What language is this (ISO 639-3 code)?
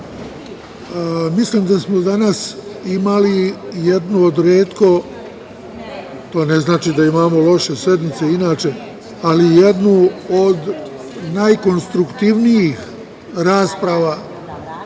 srp